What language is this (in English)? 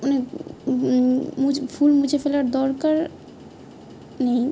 Bangla